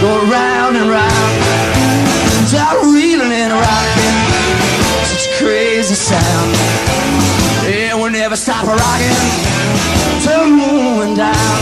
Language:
English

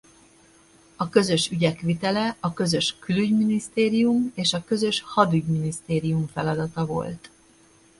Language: Hungarian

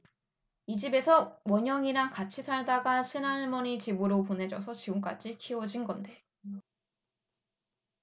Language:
Korean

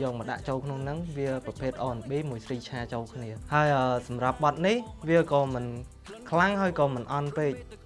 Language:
Vietnamese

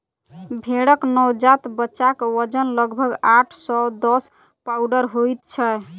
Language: Maithili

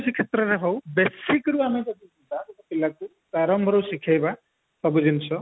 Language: Odia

